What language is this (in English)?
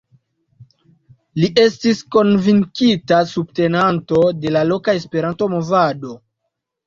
Esperanto